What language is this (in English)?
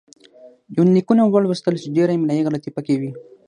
Pashto